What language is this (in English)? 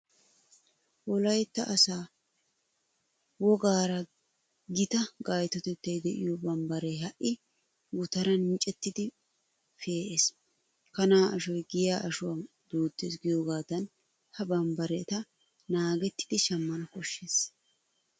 Wolaytta